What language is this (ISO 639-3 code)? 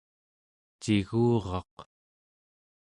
esu